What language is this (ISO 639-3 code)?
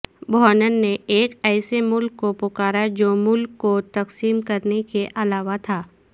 urd